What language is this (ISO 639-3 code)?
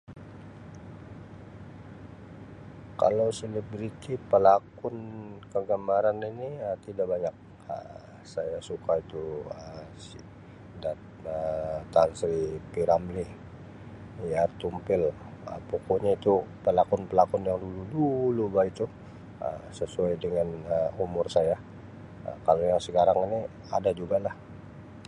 msi